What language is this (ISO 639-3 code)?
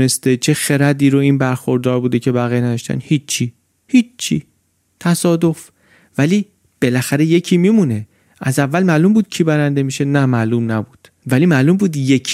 fas